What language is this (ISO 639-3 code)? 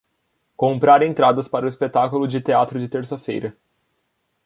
por